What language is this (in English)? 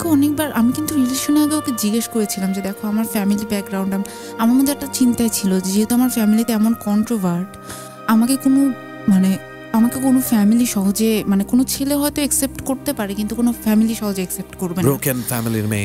Bangla